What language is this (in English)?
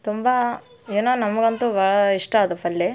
Kannada